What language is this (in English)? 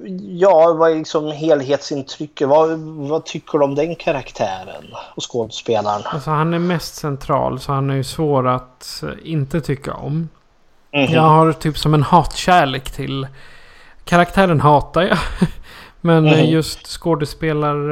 Swedish